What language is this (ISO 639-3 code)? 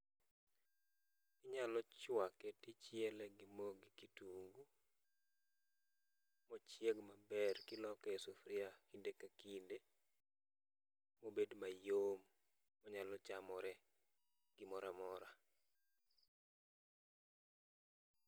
luo